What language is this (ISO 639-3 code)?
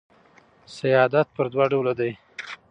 pus